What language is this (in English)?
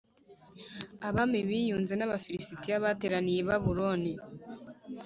Kinyarwanda